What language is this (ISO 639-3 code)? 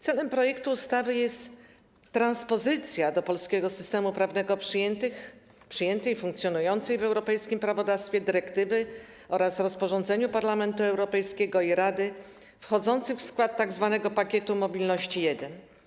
pol